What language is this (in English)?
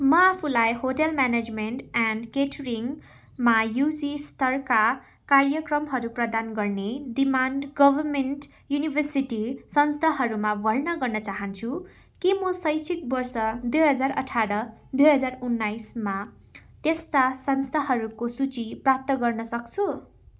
Nepali